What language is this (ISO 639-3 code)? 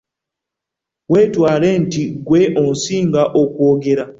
lug